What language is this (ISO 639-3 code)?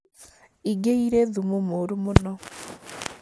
kik